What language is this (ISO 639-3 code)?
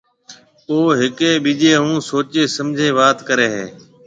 mve